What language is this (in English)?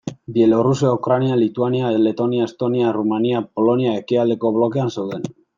Basque